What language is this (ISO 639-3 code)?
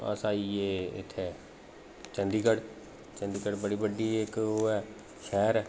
doi